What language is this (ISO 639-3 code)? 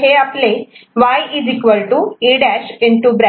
mar